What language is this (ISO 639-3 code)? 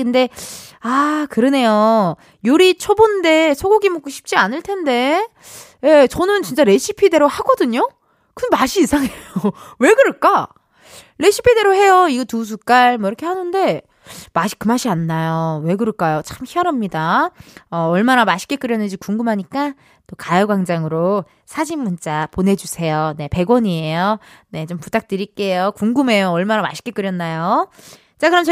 kor